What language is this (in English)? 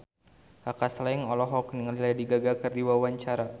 Sundanese